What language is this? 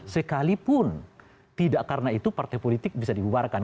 Indonesian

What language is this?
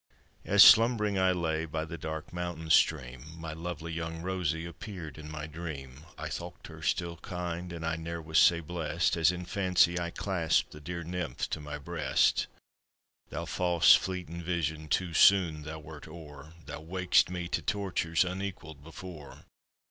English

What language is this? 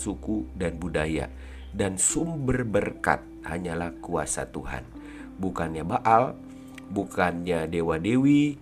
Indonesian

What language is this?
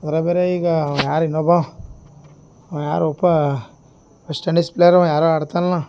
Kannada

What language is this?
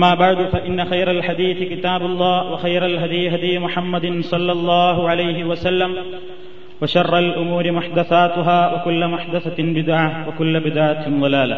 Malayalam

